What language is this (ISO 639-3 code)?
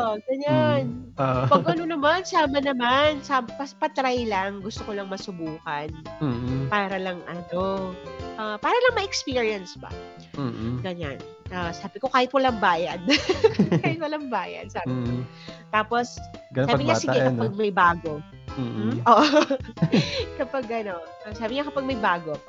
fil